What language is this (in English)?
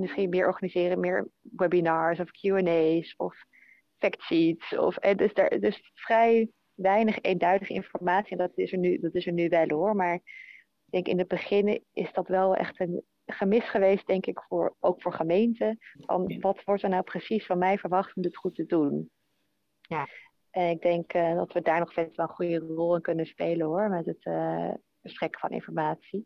Dutch